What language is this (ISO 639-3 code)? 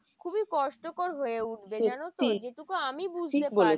ben